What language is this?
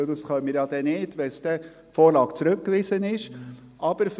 Swiss German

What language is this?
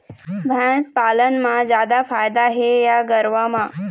Chhattisgarhi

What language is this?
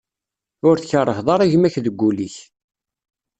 Kabyle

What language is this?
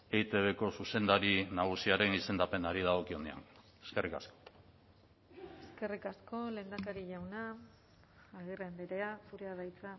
Basque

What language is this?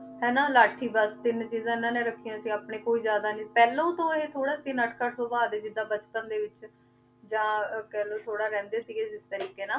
Punjabi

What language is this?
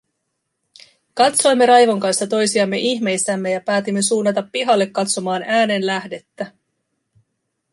Finnish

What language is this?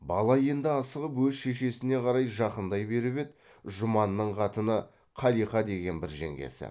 Kazakh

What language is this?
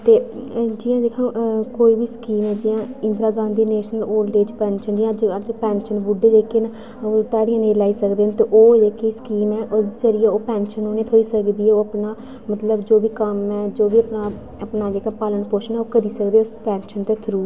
Dogri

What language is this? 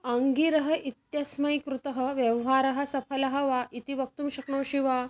Sanskrit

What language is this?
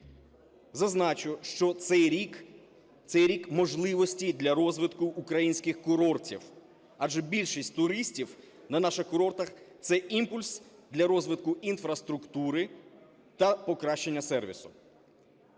Ukrainian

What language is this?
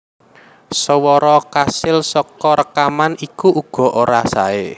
Javanese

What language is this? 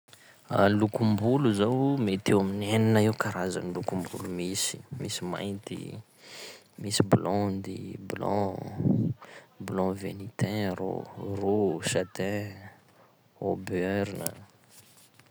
Sakalava Malagasy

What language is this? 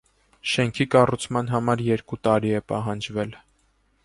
Armenian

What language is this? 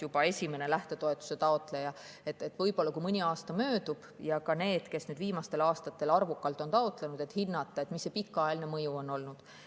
Estonian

